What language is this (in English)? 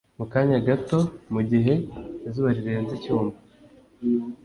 Kinyarwanda